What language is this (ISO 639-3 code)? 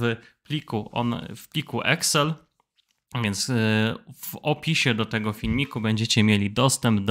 pol